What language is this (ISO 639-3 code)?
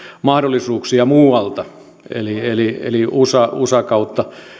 fin